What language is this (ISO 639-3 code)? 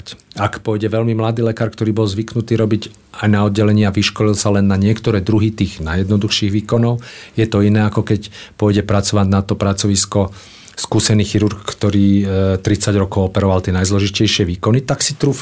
slk